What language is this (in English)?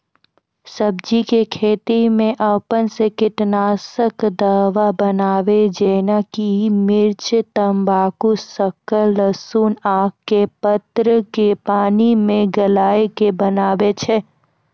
Maithili